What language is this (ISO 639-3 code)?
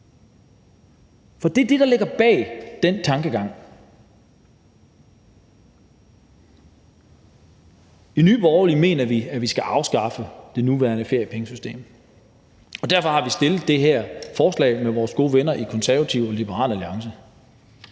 dan